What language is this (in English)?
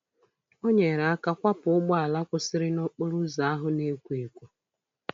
Igbo